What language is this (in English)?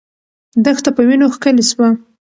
Pashto